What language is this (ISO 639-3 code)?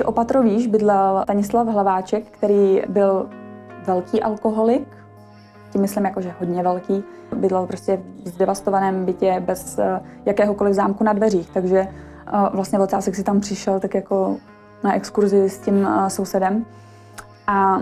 ces